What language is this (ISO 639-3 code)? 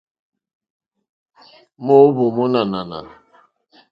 bri